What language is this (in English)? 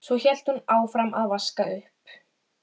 Icelandic